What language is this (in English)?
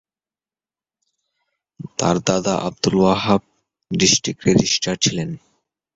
Bangla